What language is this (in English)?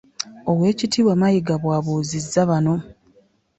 Ganda